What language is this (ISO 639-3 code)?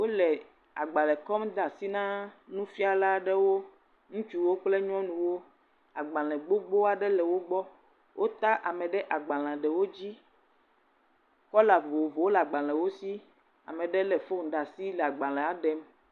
ewe